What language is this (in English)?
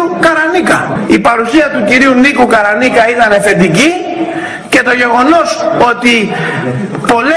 Greek